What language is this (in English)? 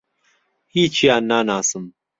Central Kurdish